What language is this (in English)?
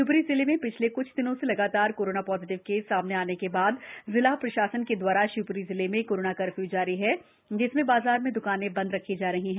Hindi